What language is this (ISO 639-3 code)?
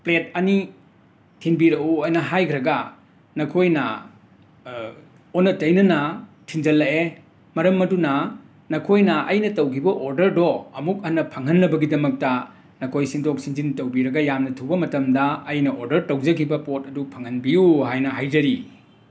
mni